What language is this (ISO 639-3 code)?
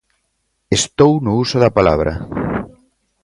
glg